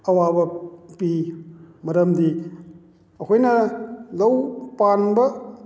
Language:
Manipuri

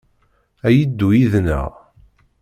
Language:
Kabyle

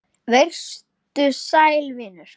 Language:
Icelandic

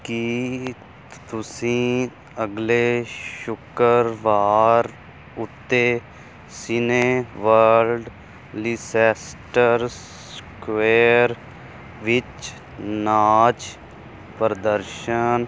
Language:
Punjabi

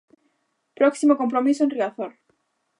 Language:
Galician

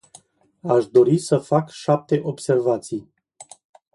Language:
Romanian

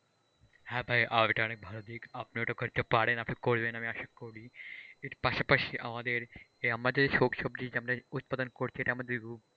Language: Bangla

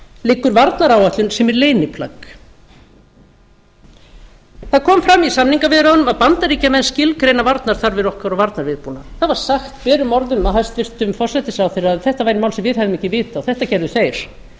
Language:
Icelandic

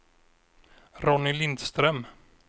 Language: Swedish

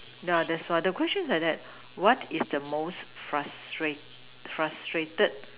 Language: English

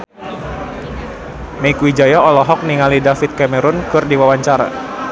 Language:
Sundanese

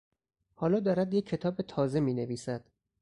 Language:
Persian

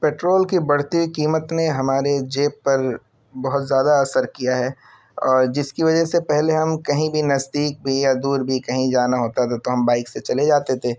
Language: Urdu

